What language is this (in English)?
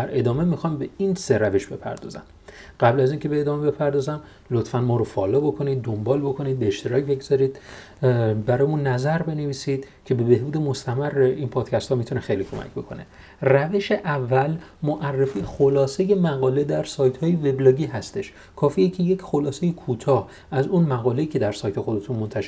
Persian